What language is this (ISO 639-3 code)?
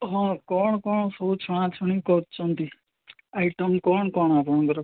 ori